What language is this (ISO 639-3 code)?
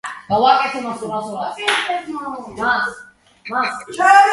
kat